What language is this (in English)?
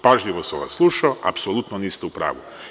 Serbian